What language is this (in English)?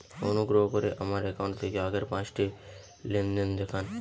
Bangla